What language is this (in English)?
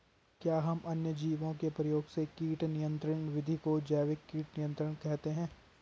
Hindi